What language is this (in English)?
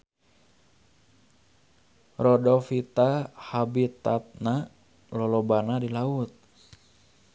Sundanese